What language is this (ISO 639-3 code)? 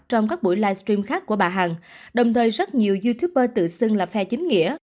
vie